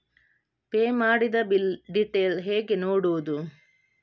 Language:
Kannada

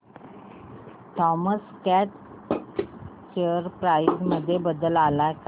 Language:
Marathi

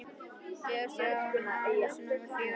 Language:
Icelandic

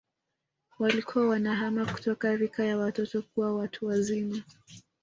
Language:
Swahili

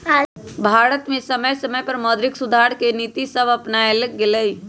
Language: Magahi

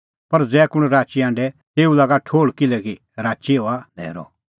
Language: Kullu Pahari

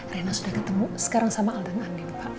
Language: Indonesian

